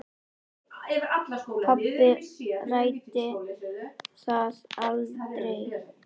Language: Icelandic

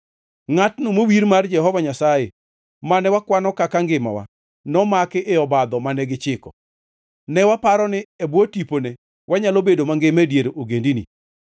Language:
Luo (Kenya and Tanzania)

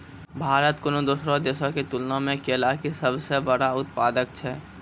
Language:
Maithili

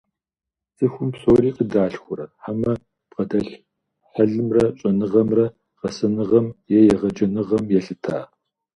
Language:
Kabardian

